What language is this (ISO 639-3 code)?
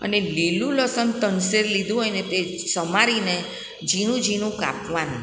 guj